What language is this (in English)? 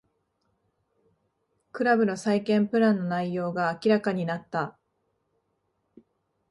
Japanese